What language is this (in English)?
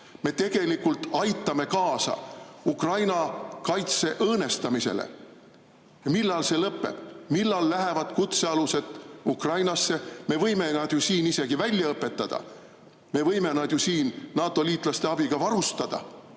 Estonian